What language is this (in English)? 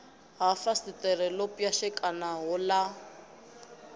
Venda